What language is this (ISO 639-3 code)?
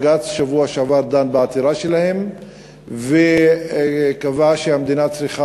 heb